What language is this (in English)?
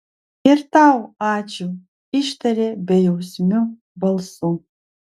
Lithuanian